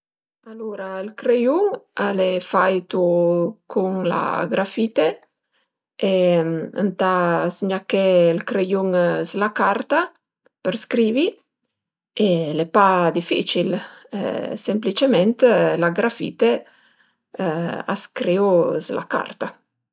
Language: Piedmontese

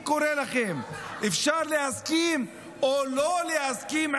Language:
Hebrew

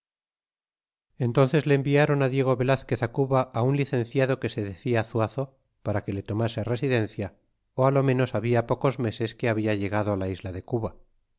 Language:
Spanish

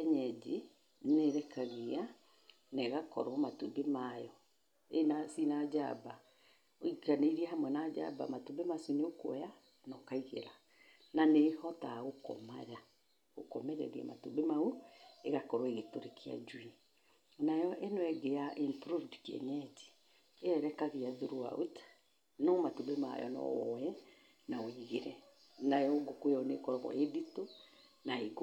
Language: Kikuyu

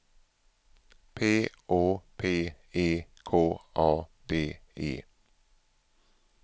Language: Swedish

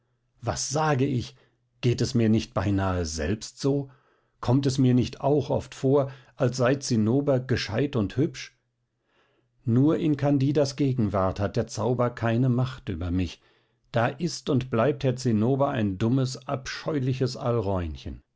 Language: German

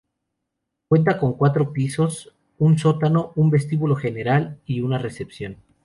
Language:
Spanish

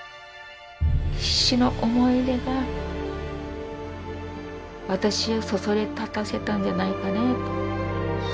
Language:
Japanese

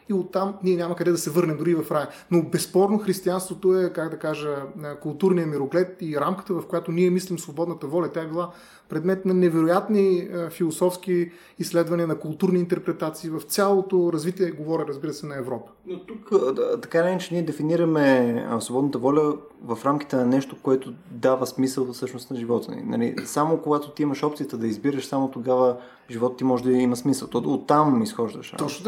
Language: Bulgarian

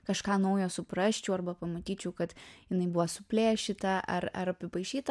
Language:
Lithuanian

